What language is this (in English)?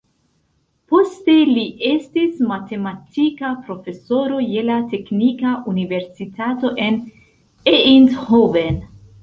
Esperanto